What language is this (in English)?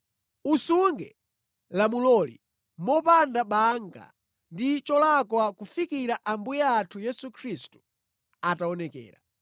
Nyanja